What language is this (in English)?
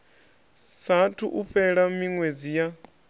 Venda